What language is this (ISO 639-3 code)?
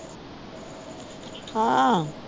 pan